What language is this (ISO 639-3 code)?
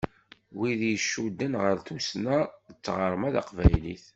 kab